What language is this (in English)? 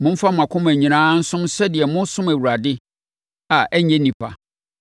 Akan